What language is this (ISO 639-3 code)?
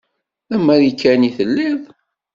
kab